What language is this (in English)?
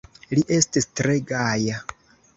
Esperanto